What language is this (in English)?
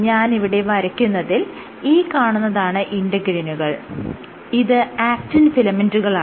Malayalam